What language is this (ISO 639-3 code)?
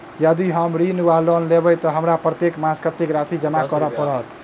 mai